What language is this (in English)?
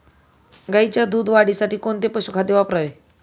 Marathi